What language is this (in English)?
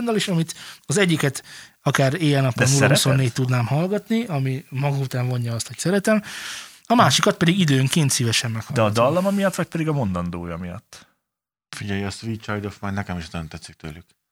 Hungarian